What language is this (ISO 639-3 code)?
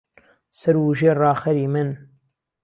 ckb